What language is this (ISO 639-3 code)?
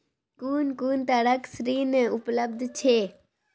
mai